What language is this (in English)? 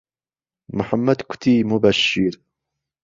Central Kurdish